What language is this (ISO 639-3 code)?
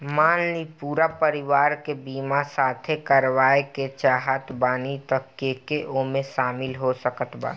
bho